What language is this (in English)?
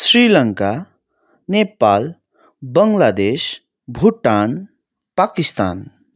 Nepali